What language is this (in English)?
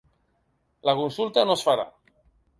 Catalan